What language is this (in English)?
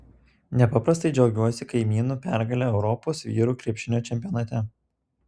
Lithuanian